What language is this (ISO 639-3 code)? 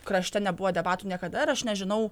lit